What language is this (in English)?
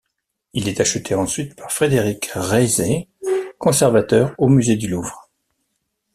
French